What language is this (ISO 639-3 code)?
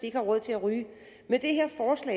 dan